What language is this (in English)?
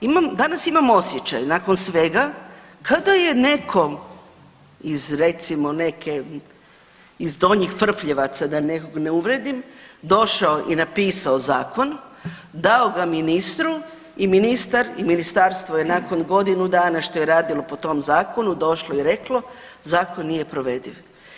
Croatian